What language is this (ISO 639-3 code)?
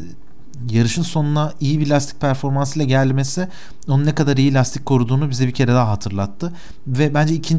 tur